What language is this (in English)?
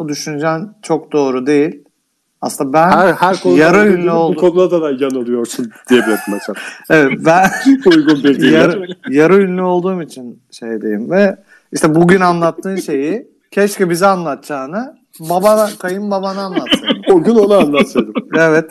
Turkish